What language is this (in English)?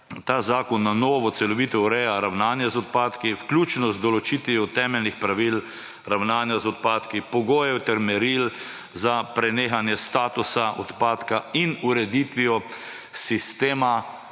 Slovenian